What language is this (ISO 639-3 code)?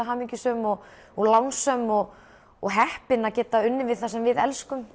isl